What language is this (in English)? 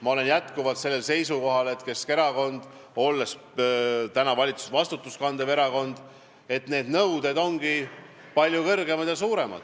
Estonian